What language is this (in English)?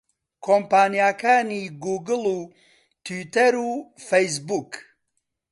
Central Kurdish